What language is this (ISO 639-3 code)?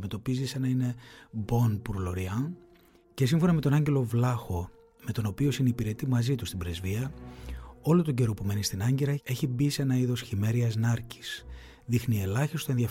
ell